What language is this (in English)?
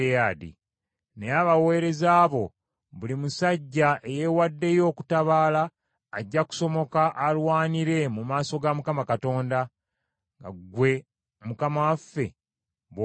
Ganda